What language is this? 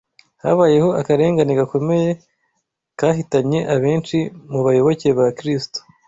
Kinyarwanda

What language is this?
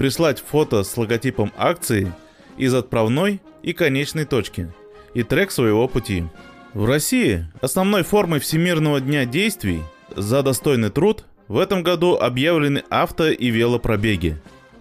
Russian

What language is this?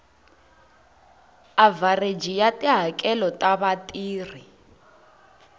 Tsonga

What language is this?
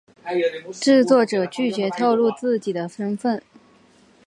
Chinese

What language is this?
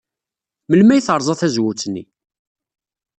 Kabyle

